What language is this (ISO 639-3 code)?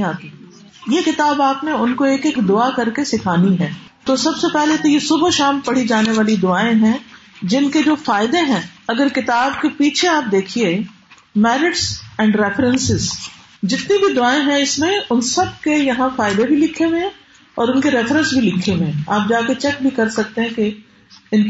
urd